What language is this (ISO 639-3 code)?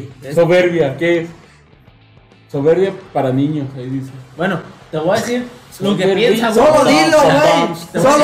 spa